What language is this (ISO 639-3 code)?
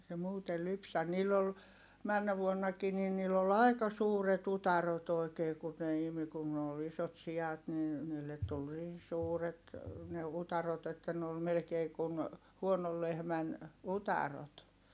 fin